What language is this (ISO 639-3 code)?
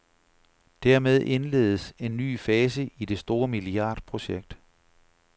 dan